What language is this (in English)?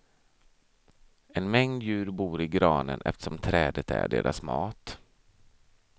Swedish